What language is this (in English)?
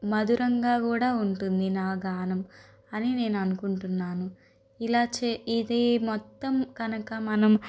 Telugu